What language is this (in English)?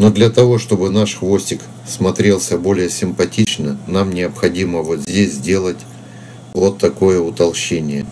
Russian